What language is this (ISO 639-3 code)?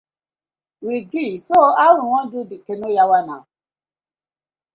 pcm